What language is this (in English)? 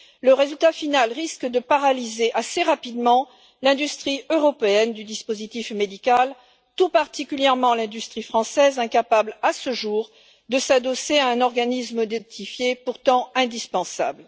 French